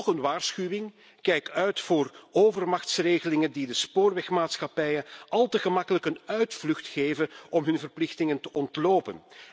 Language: Dutch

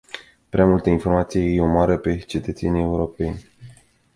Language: Romanian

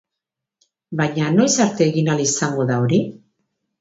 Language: Basque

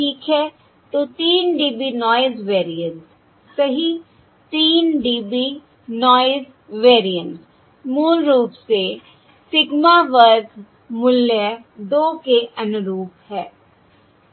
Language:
Hindi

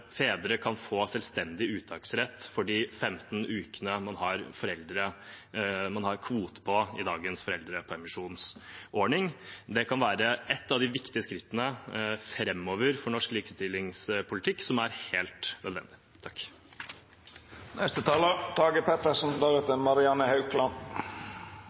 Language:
Norwegian Bokmål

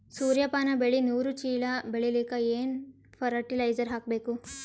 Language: Kannada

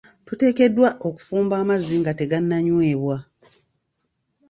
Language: Ganda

